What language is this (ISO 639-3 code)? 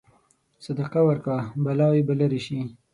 pus